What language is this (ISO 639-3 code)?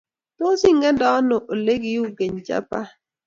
kln